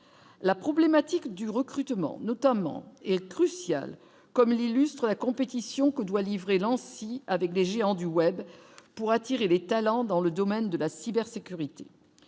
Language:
French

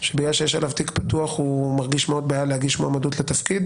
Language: Hebrew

